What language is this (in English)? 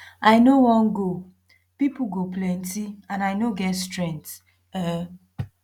Nigerian Pidgin